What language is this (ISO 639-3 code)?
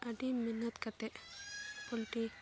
sat